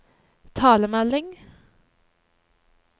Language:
Norwegian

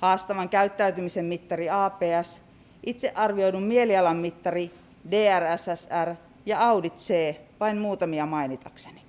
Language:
Finnish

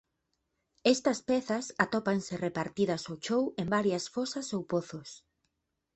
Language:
Galician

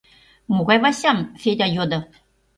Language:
Mari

